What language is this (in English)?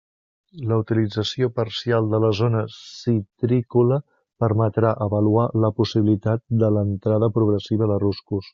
Catalan